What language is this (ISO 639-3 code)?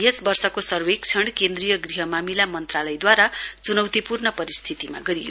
nep